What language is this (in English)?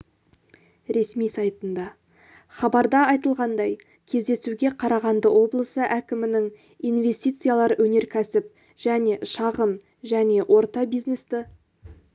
Kazakh